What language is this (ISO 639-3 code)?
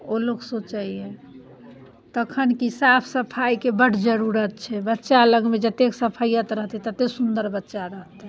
mai